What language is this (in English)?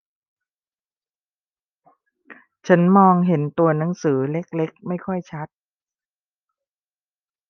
Thai